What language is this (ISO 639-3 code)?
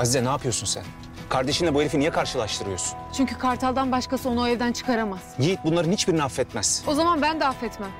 tur